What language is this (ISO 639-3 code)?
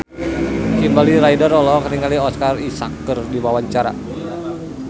sun